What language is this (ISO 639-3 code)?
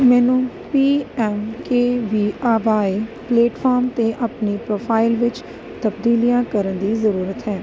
pan